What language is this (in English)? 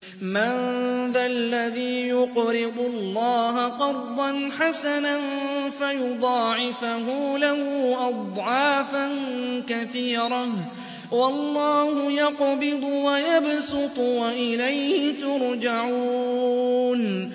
Arabic